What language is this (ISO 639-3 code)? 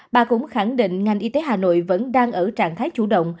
vie